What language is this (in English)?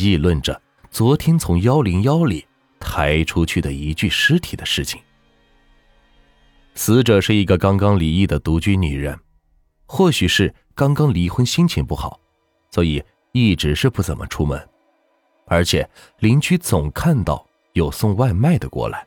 Chinese